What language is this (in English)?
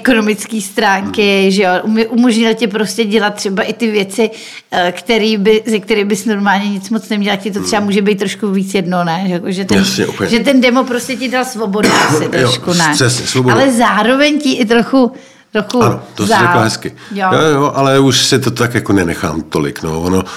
Czech